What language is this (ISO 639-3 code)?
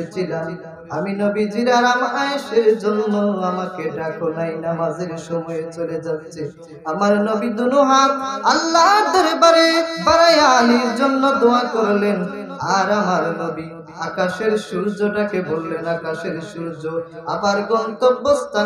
ara